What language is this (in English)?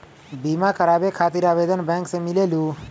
Magahi